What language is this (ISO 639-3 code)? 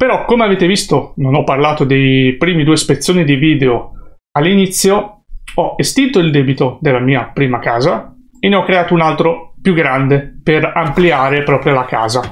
ita